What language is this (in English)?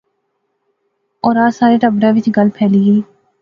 Pahari-Potwari